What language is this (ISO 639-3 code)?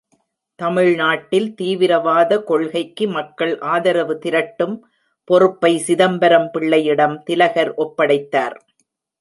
tam